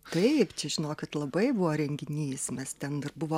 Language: Lithuanian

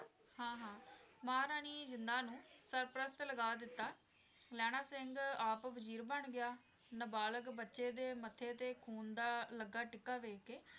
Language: Punjabi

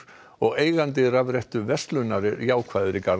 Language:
Icelandic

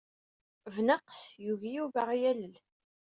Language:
Kabyle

